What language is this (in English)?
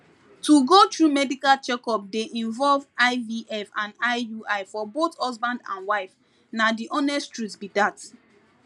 Nigerian Pidgin